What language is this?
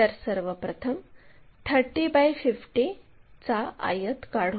Marathi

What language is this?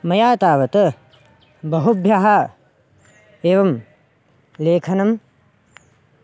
Sanskrit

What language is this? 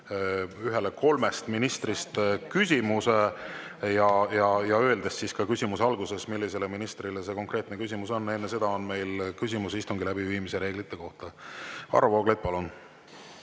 Estonian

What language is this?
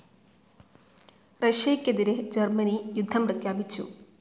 Malayalam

